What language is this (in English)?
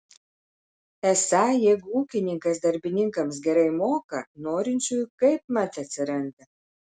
Lithuanian